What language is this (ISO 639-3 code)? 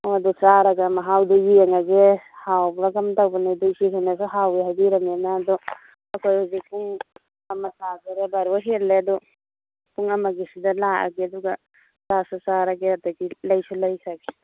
mni